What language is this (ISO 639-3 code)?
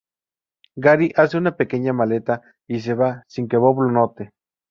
spa